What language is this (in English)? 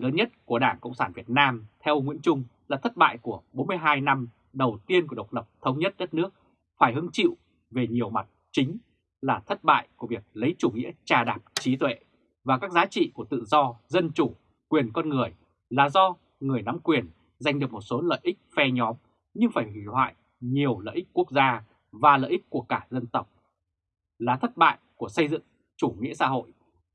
Vietnamese